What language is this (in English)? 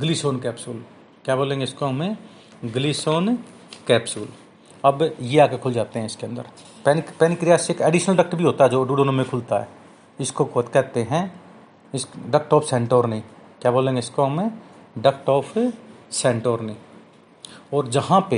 Hindi